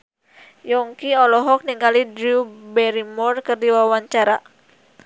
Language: Sundanese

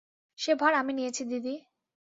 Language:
Bangla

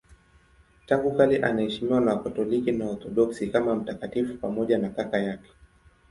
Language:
Swahili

